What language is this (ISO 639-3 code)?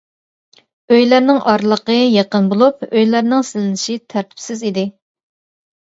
uig